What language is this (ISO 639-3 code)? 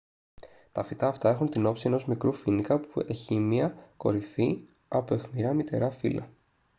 ell